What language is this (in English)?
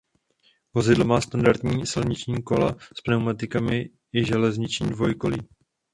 Czech